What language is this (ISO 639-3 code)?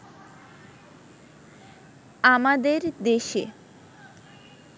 ben